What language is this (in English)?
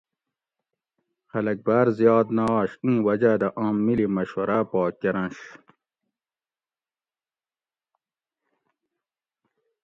Gawri